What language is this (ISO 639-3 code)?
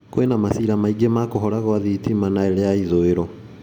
kik